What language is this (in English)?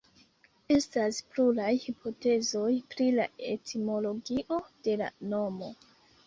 Esperanto